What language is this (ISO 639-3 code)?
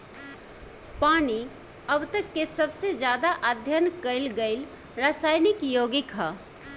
bho